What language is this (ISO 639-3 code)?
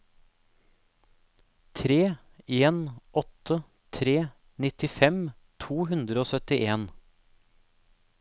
nor